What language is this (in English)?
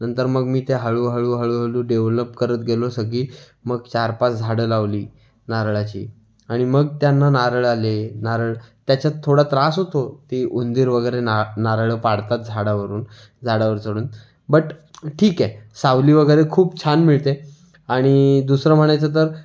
Marathi